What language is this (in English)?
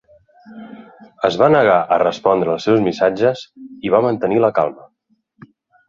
Catalan